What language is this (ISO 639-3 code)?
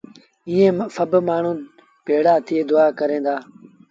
sbn